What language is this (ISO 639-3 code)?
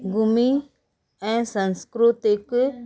snd